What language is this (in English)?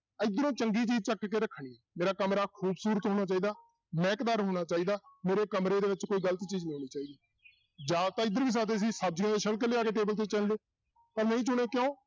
Punjabi